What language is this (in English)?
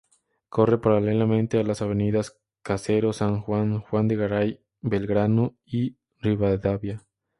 Spanish